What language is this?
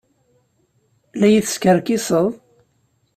Kabyle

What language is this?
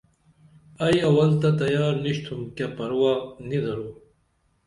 Dameli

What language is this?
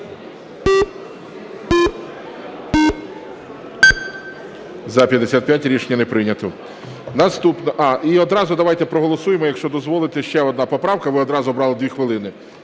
Ukrainian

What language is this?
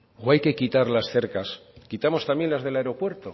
Spanish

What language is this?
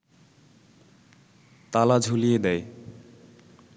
Bangla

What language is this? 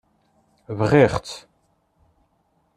Kabyle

